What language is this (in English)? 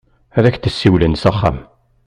Kabyle